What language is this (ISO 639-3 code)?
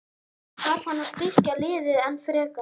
isl